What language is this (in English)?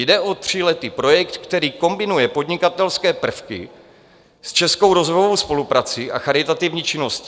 Czech